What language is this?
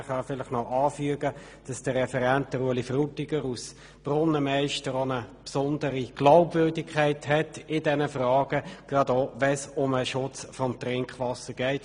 Swiss German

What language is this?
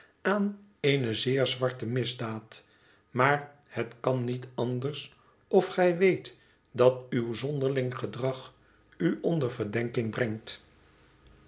Dutch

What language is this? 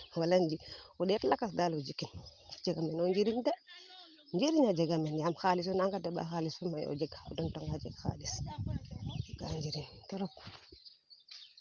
Serer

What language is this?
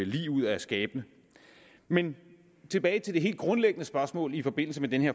Danish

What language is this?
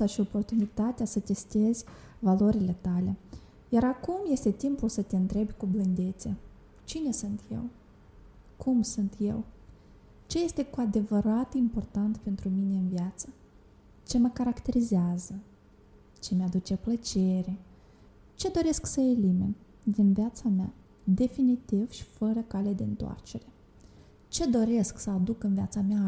Romanian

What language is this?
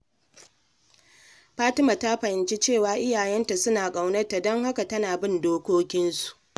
Hausa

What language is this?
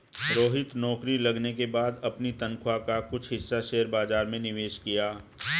Hindi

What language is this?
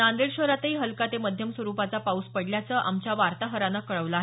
Marathi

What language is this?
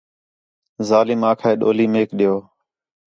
Khetrani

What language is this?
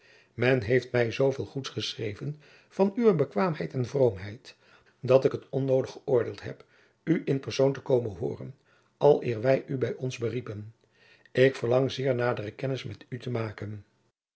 Dutch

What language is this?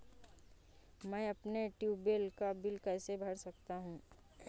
Hindi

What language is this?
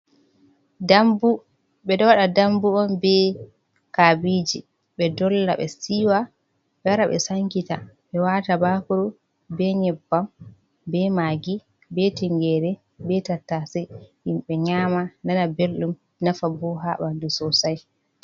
Fula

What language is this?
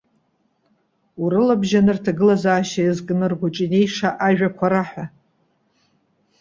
Abkhazian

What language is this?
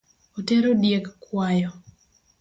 Luo (Kenya and Tanzania)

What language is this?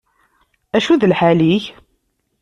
Kabyle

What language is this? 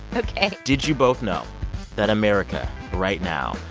English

